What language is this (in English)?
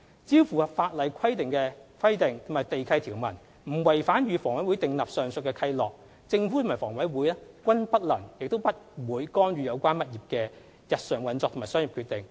Cantonese